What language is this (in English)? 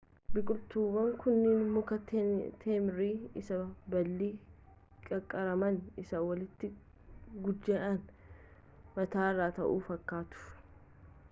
Oromo